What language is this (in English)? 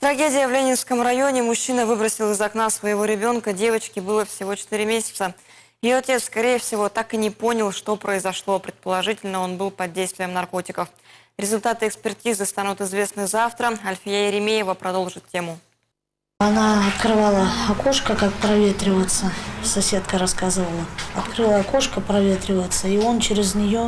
Russian